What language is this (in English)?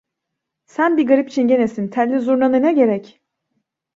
Turkish